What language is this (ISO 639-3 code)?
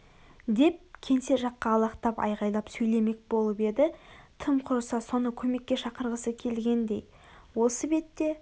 kaz